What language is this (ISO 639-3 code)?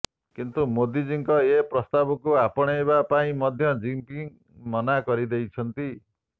ori